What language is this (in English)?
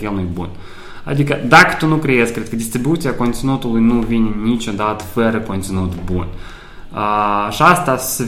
Romanian